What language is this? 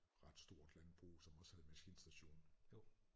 Danish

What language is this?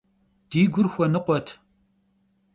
Kabardian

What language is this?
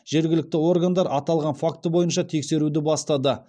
Kazakh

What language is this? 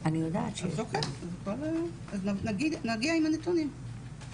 Hebrew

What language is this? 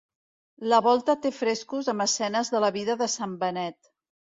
Catalan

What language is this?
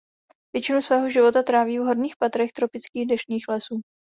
Czech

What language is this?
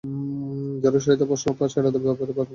Bangla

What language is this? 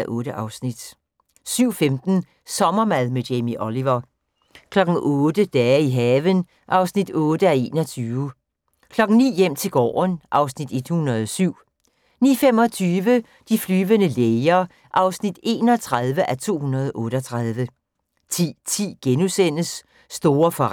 Danish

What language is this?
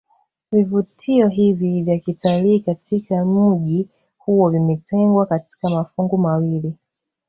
Swahili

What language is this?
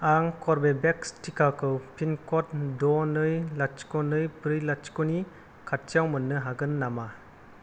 Bodo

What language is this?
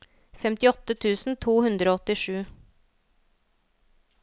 Norwegian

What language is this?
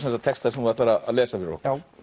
Icelandic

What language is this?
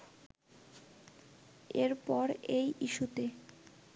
Bangla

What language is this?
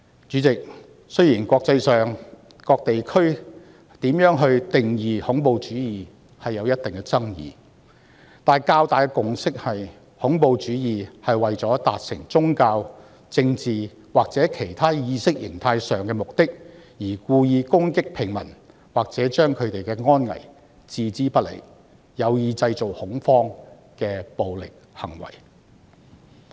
Cantonese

